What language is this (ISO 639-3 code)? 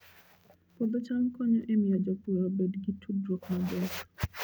luo